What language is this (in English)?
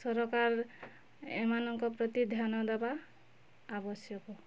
Odia